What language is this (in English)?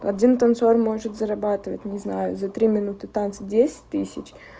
Russian